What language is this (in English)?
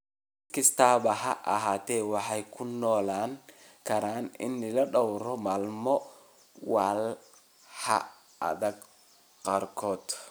Somali